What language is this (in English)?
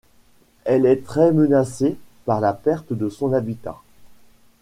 French